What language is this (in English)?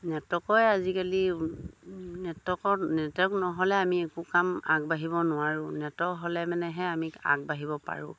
Assamese